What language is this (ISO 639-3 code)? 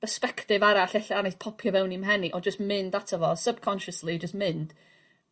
cym